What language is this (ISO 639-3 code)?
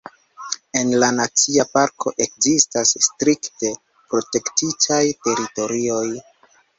epo